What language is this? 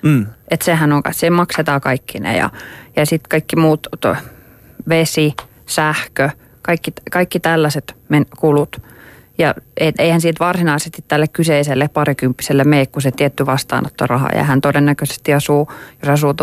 Finnish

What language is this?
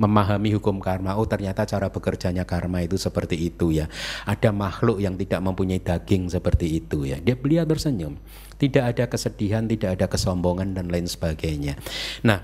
Indonesian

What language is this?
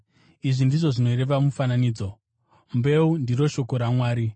Shona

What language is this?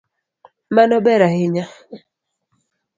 Luo (Kenya and Tanzania)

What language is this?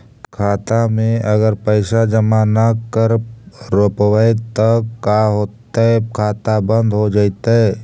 Magahi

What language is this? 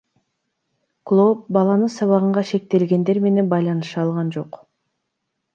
Kyrgyz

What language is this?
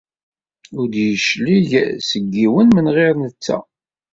Kabyle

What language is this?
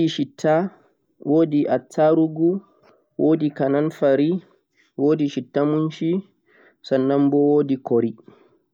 Central-Eastern Niger Fulfulde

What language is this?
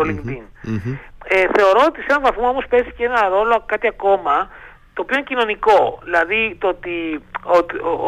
Greek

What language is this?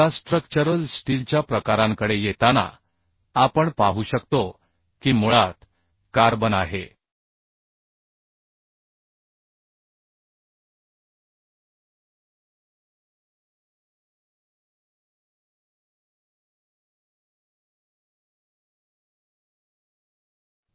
Marathi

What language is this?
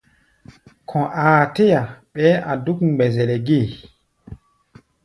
Gbaya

